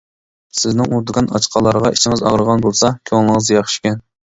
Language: Uyghur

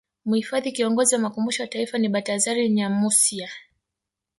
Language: Swahili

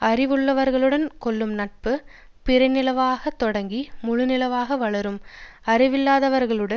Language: Tamil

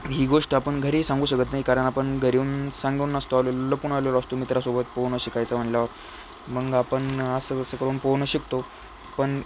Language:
Marathi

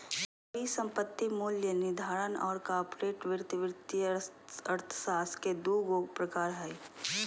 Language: Magahi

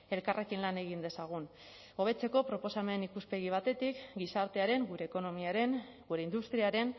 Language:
Basque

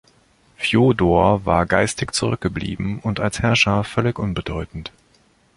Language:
German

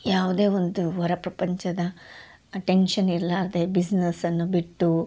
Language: Kannada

